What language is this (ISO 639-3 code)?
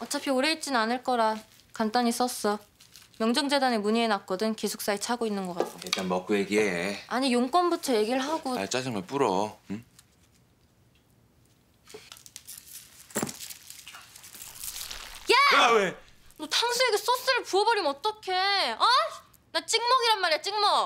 kor